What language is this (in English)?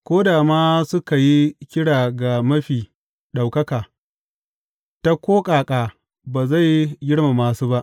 Hausa